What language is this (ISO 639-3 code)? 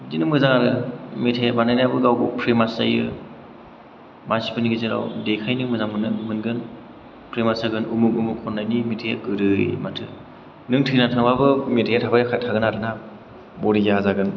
brx